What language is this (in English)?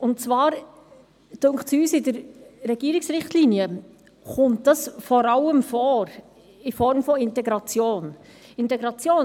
Swiss German